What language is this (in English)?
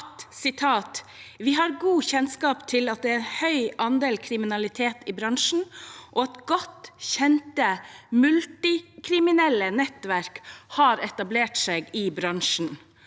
Norwegian